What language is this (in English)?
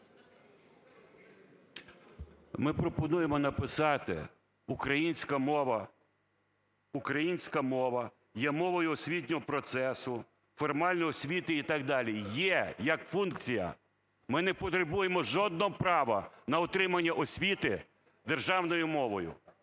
Ukrainian